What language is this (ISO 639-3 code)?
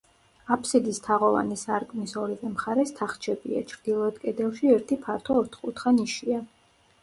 kat